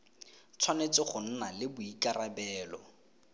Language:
Tswana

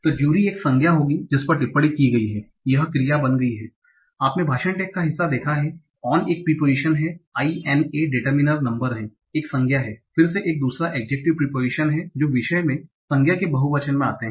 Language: Hindi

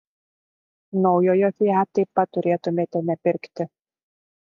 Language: Lithuanian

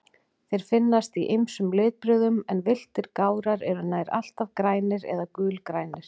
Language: Icelandic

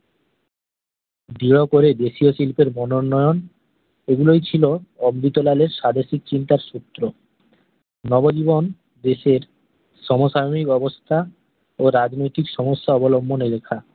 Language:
Bangla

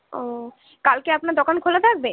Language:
Bangla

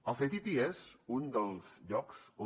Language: Catalan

